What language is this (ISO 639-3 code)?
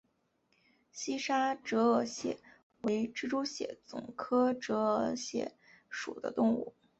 zho